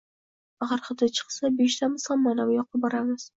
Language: Uzbek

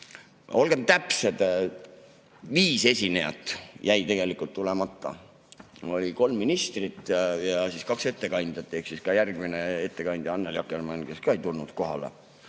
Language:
Estonian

